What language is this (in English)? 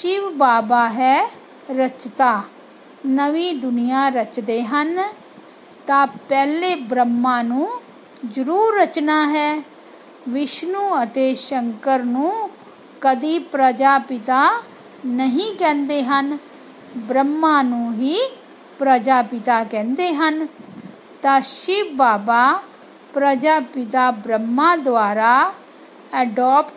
Hindi